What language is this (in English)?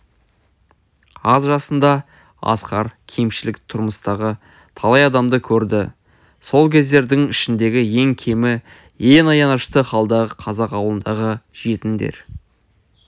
Kazakh